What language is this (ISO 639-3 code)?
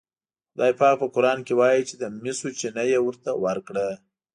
pus